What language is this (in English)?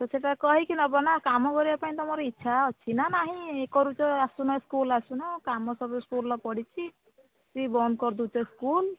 Odia